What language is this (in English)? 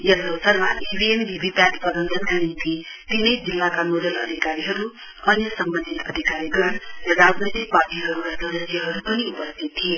Nepali